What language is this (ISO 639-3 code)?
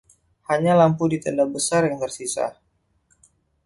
ind